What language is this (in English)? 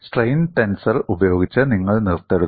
Malayalam